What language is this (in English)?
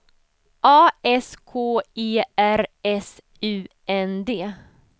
Swedish